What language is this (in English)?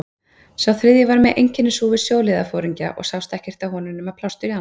Icelandic